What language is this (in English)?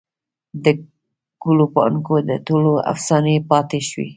Pashto